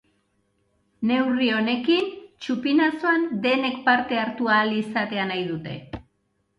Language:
Basque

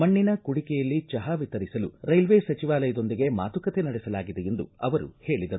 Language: Kannada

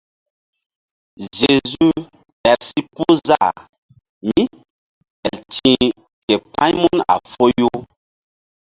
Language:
Mbum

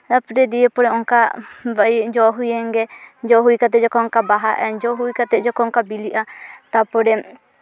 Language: Santali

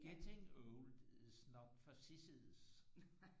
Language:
Danish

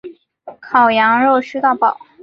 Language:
Chinese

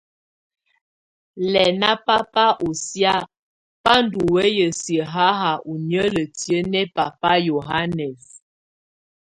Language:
Tunen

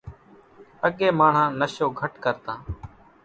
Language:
Kachi Koli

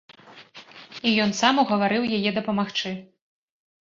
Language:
Belarusian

